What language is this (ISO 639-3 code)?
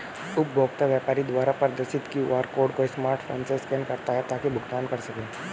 hin